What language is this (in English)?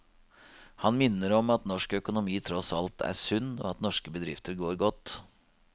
Norwegian